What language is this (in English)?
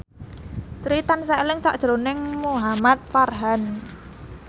Javanese